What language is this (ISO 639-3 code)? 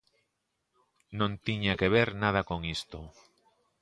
glg